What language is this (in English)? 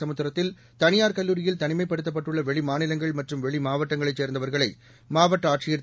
Tamil